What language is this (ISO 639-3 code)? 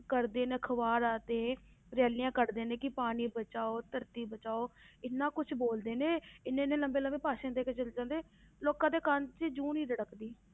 pan